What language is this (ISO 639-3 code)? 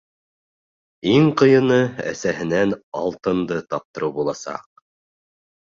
bak